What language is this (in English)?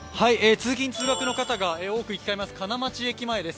Japanese